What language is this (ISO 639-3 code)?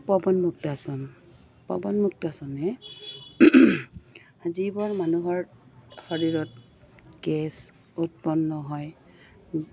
asm